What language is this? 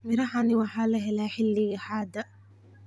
Somali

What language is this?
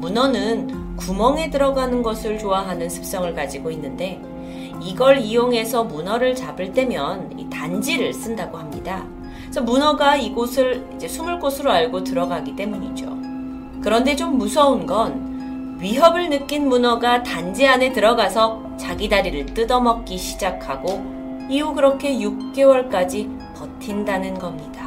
Korean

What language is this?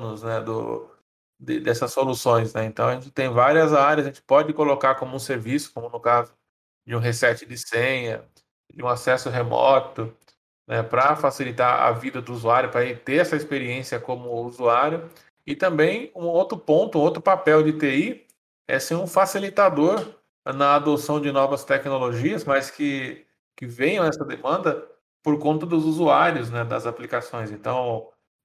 Portuguese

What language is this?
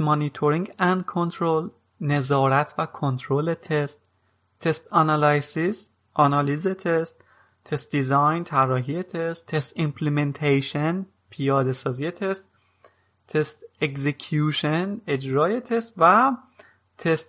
Persian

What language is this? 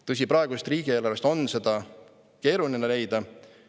Estonian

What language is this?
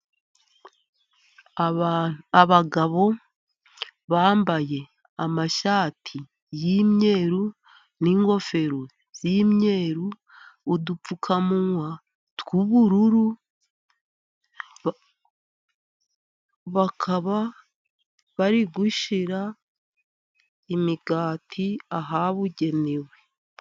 Kinyarwanda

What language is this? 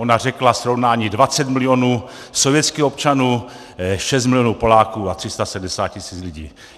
Czech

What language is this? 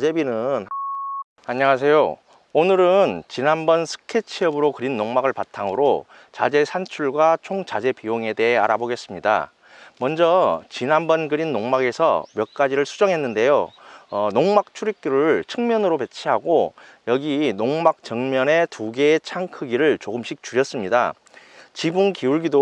Korean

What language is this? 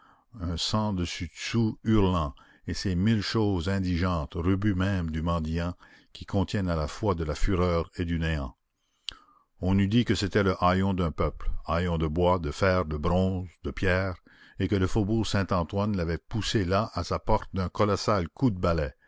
French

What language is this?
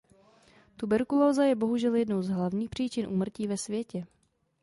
Czech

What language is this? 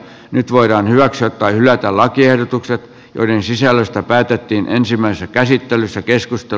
Finnish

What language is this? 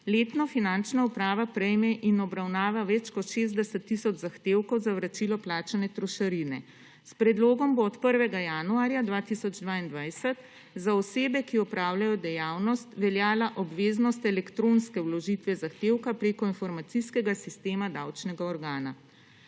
Slovenian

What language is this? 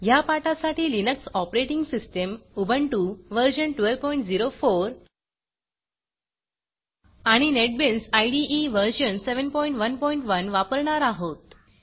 Marathi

